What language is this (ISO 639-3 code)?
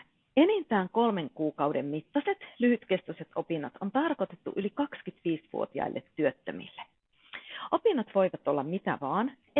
fin